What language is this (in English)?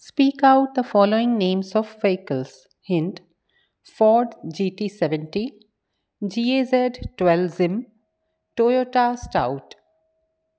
Sindhi